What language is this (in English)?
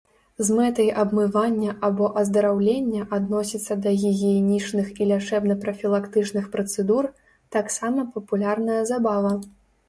Belarusian